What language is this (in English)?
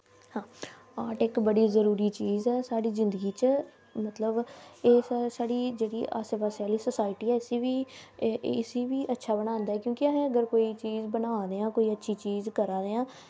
Dogri